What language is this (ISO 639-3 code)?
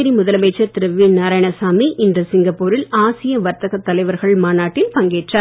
tam